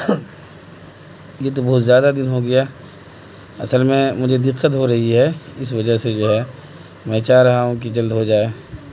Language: Urdu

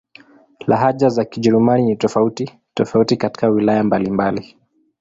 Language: Swahili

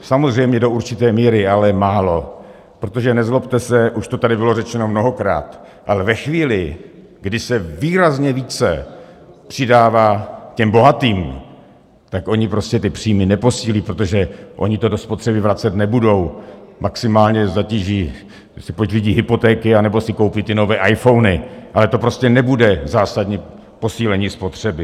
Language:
Czech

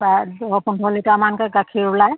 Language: Assamese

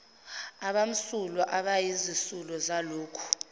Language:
Zulu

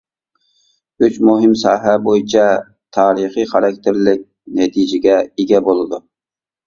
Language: Uyghur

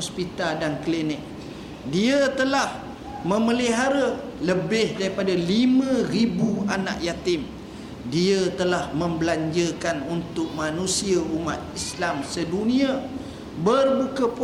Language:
Malay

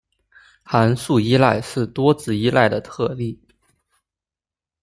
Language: Chinese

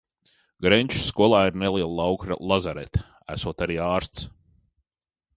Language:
Latvian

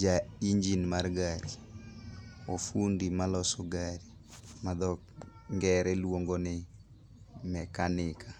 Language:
Luo (Kenya and Tanzania)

